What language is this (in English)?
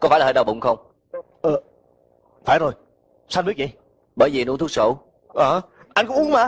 Vietnamese